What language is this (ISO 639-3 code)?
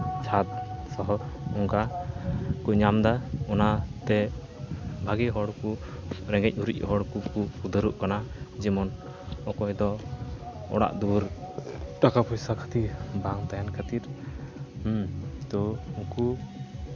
sat